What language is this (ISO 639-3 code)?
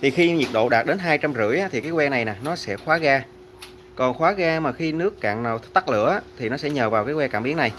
vie